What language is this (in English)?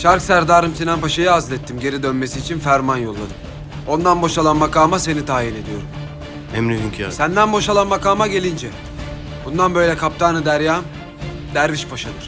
Turkish